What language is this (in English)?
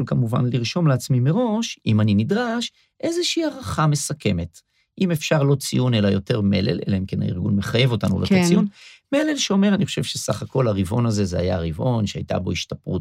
Hebrew